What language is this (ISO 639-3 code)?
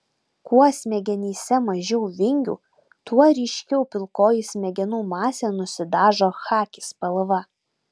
lit